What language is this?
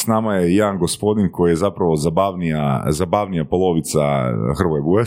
Croatian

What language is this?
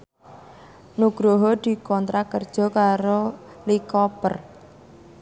Javanese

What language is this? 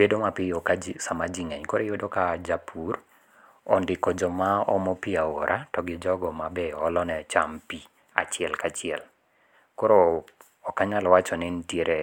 Luo (Kenya and Tanzania)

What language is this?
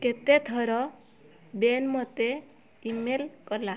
Odia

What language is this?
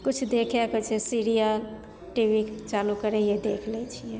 Maithili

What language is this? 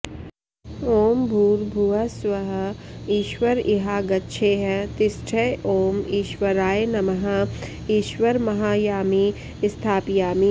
Sanskrit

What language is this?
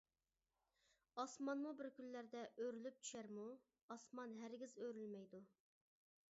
Uyghur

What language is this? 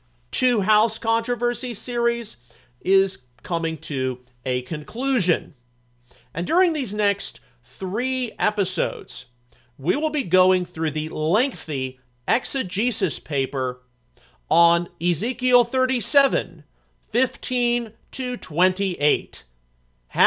English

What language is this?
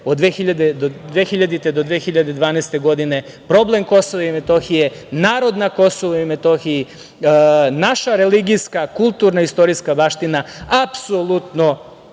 Serbian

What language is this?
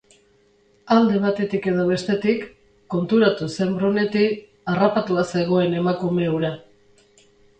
Basque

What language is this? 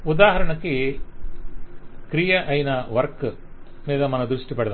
Telugu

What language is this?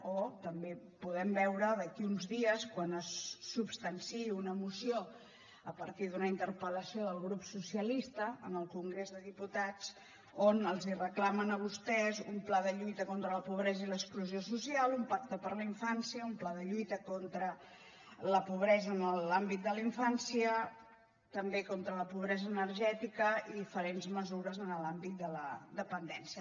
Catalan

